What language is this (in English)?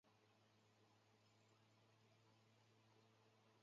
Chinese